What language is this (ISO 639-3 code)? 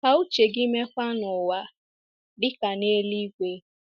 ibo